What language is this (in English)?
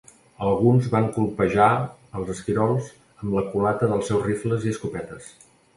Catalan